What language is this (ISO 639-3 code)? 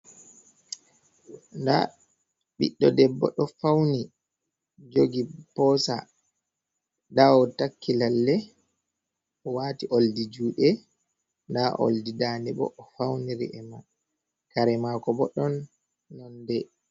ful